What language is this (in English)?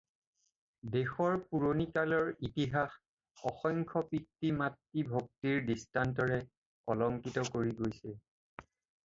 Assamese